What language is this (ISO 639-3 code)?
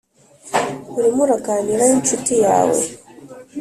kin